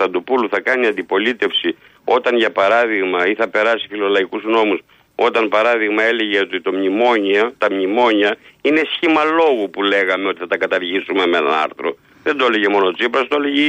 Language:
Greek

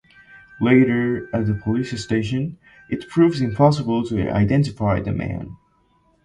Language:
English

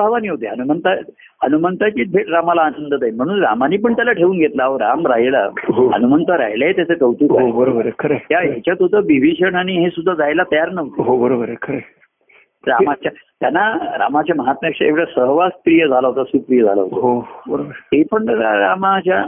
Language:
Marathi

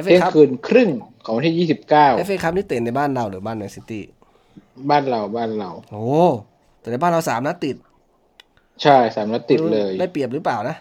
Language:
Thai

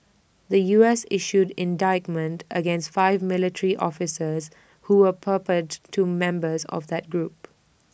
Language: English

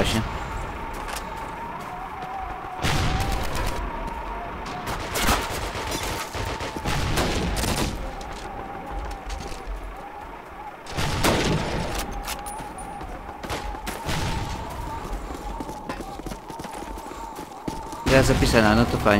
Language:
Polish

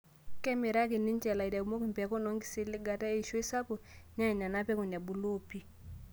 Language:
Masai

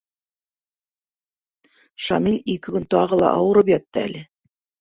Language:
Bashkir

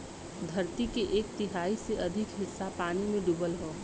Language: Bhojpuri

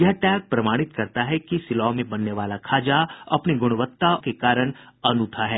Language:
Hindi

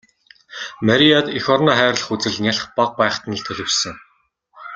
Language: Mongolian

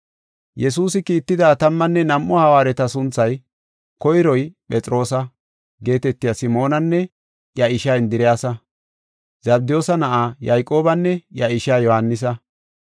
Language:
Gofa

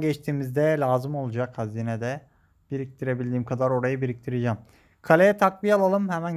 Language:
Turkish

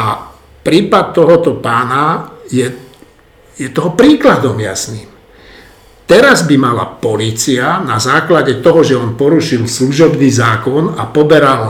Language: Slovak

